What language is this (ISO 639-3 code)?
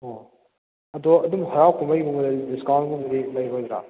mni